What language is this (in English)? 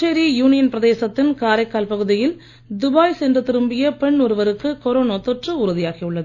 Tamil